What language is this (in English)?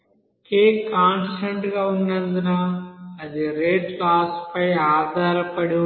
Telugu